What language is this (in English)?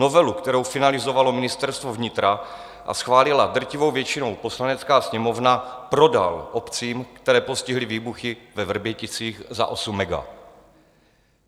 Czech